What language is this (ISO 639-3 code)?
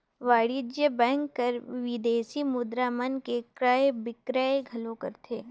hne